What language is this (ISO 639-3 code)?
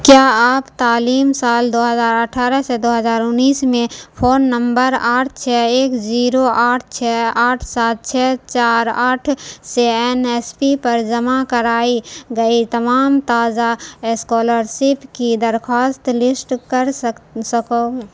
urd